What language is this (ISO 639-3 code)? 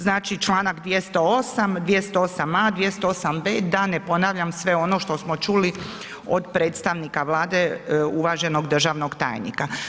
hrv